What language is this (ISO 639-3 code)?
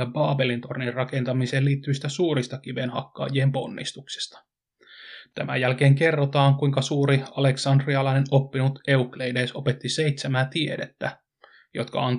fin